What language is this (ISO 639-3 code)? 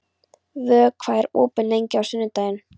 isl